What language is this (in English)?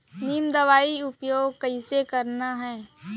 Chhattisgarhi